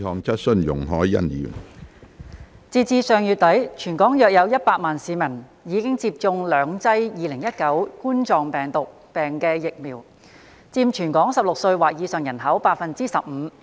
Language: Cantonese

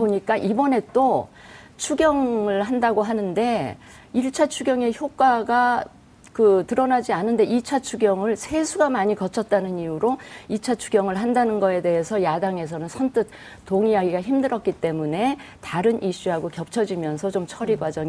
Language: Korean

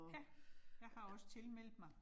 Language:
Danish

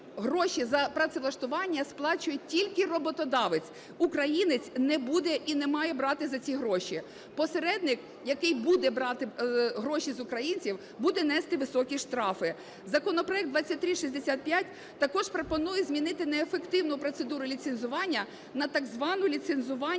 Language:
Ukrainian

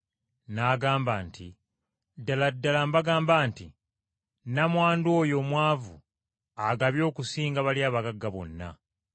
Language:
Ganda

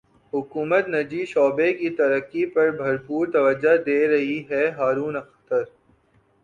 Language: Urdu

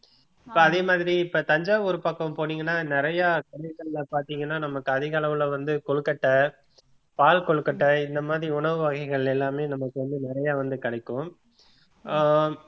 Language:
Tamil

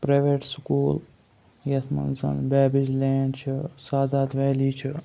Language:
Kashmiri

